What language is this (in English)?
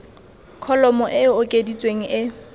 Tswana